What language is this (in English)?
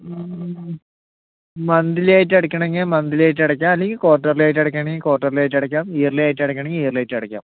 Malayalam